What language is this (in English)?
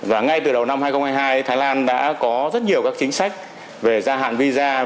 Vietnamese